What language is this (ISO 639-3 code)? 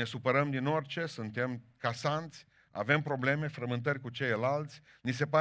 ron